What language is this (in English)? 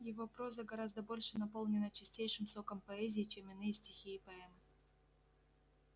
Russian